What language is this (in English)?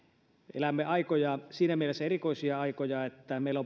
Finnish